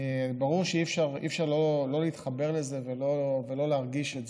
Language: Hebrew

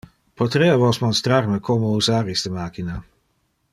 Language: Interlingua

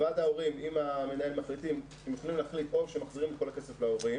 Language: Hebrew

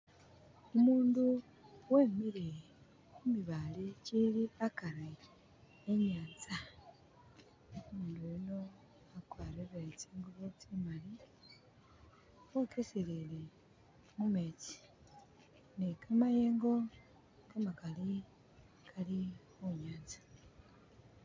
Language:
Masaaba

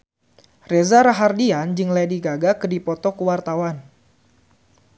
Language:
Sundanese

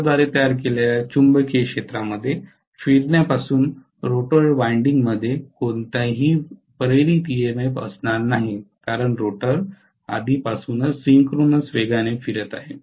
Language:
Marathi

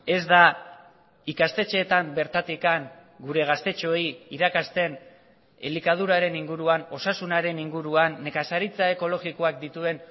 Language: Basque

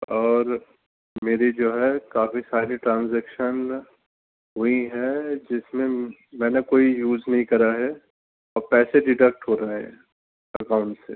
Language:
Urdu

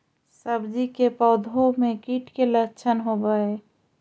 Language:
Magahi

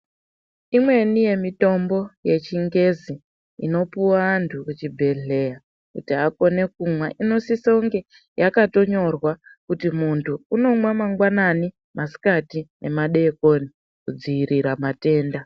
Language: Ndau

